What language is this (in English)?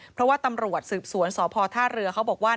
Thai